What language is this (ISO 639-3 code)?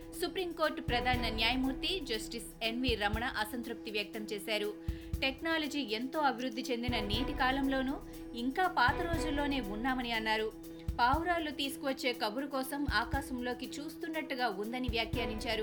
tel